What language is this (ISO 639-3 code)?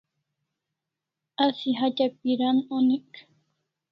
kls